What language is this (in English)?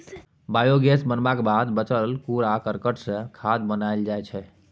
Maithili